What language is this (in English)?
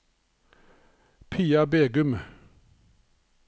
Norwegian